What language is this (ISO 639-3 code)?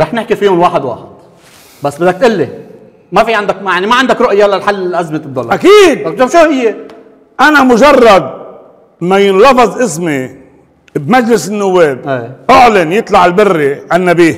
ara